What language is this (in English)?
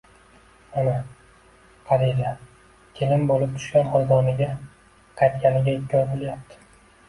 Uzbek